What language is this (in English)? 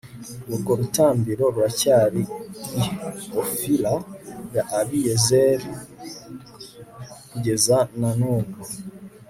Kinyarwanda